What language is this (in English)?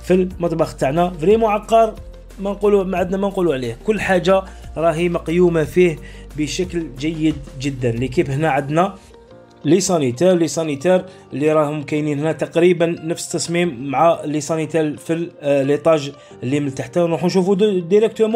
Arabic